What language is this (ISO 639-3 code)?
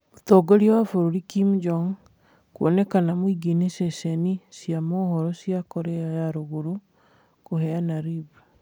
kik